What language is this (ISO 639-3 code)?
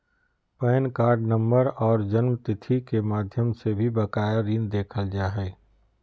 mag